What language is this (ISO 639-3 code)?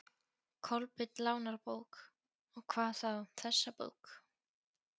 isl